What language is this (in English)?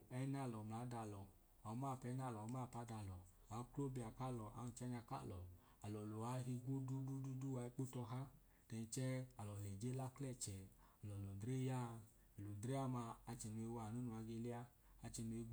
Idoma